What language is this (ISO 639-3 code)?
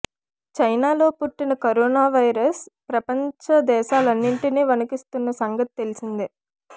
tel